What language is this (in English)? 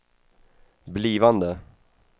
Swedish